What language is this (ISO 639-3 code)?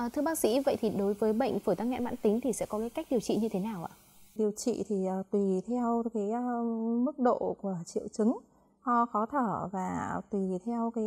vie